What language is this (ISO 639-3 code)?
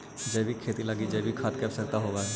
mag